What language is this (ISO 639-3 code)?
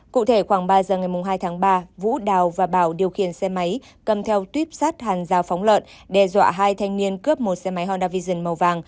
vie